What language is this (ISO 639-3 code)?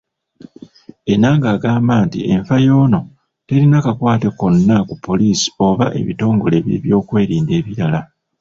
lug